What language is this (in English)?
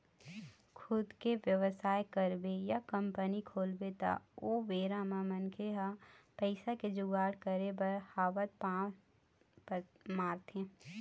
Chhattisgarhi